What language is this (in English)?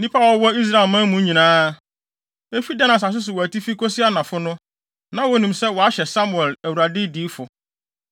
Akan